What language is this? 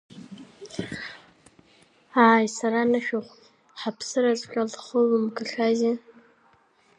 Abkhazian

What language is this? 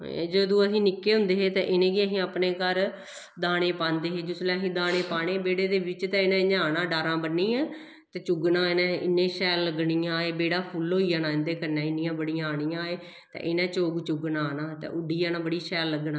Dogri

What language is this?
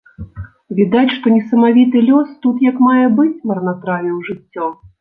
Belarusian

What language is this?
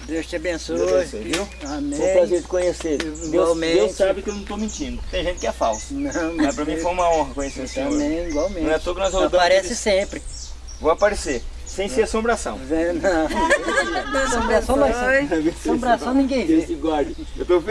Portuguese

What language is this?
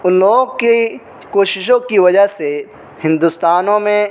Urdu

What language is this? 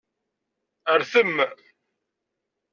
Kabyle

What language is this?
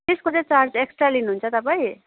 Nepali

